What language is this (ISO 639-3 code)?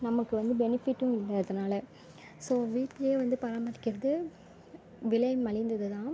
tam